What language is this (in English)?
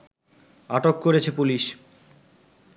Bangla